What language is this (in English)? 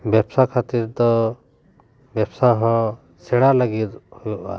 Santali